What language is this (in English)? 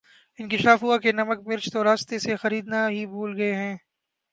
Urdu